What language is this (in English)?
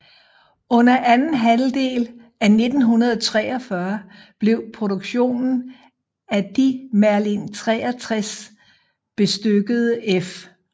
Danish